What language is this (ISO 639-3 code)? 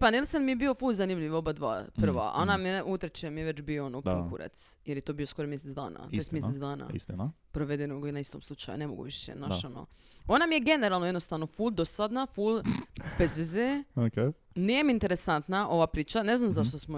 hrv